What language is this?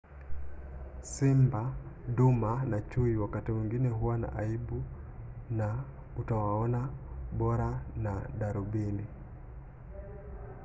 Swahili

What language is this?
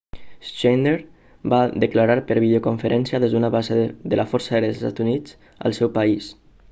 Catalan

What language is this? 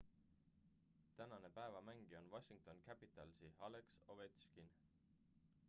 Estonian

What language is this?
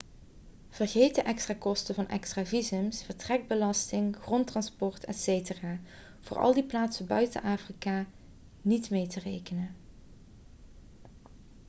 Dutch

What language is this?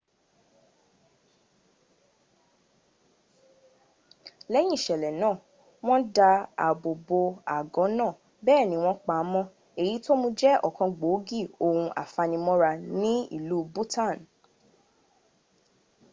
Yoruba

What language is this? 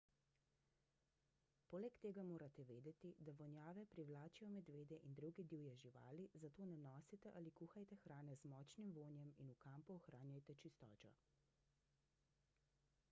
Slovenian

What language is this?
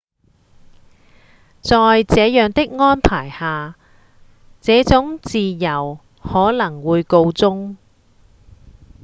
Cantonese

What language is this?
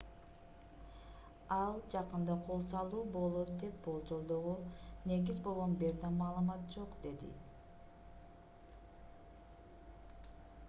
Kyrgyz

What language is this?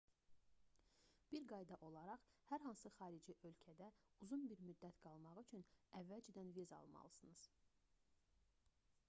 Azerbaijani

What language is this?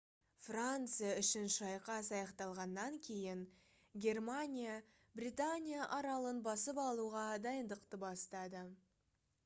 Kazakh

